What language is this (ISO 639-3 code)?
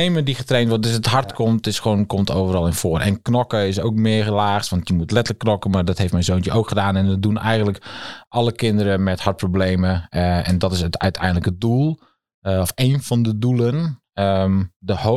nld